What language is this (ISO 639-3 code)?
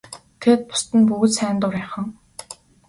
mon